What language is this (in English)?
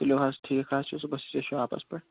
Kashmiri